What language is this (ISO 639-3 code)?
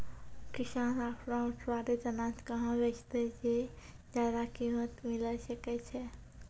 mai